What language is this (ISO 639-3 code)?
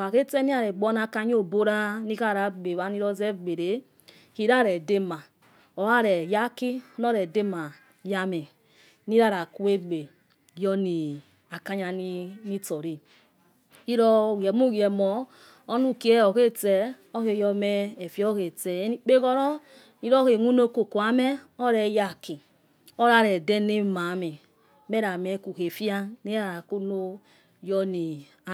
ets